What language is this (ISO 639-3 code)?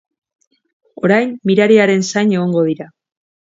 eus